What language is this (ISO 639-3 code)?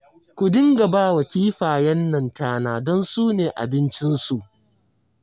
hau